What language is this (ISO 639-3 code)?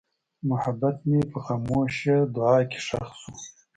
pus